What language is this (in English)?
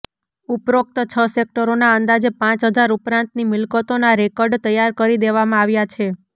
Gujarati